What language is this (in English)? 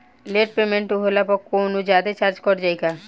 Bhojpuri